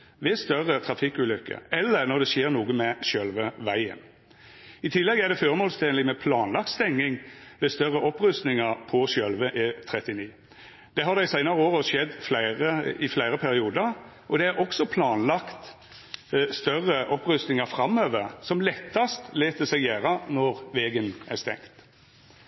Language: Norwegian Nynorsk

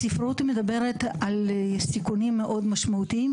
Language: Hebrew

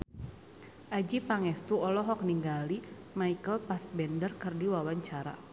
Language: Sundanese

